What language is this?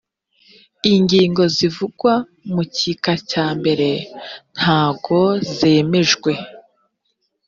Kinyarwanda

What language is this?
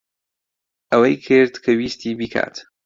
Central Kurdish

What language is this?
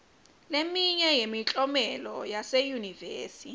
Swati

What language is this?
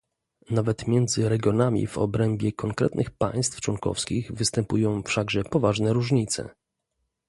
Polish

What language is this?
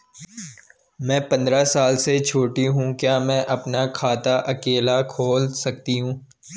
Hindi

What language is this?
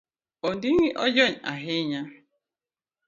Luo (Kenya and Tanzania)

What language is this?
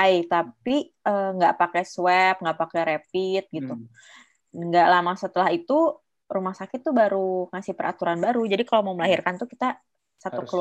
Indonesian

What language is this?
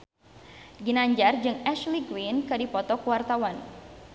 Sundanese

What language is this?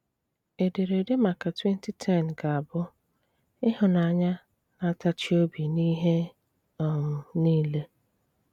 Igbo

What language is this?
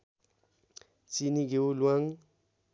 Nepali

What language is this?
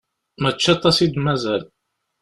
Kabyle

